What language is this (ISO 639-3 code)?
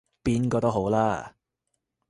yue